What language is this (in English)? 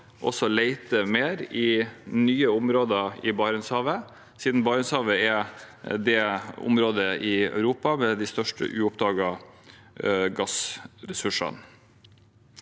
Norwegian